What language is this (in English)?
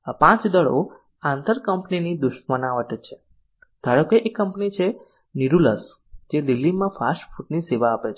Gujarati